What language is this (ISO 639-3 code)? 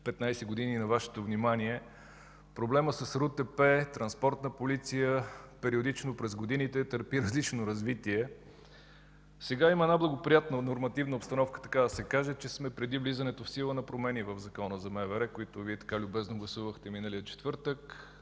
bul